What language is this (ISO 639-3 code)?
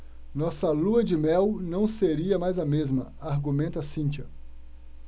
por